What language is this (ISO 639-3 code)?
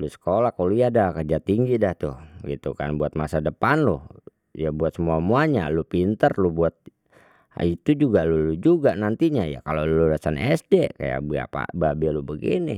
bew